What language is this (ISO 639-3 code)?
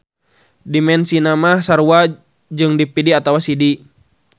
sun